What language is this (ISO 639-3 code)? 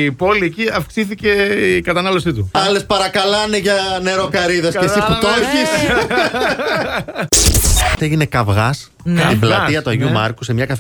ell